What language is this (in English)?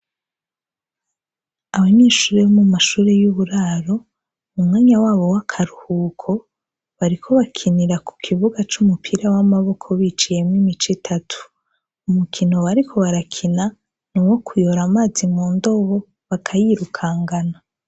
Rundi